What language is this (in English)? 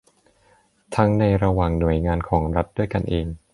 Thai